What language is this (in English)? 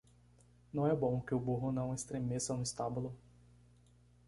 Portuguese